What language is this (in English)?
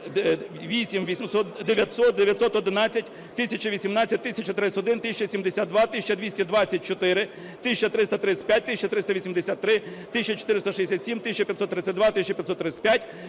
Ukrainian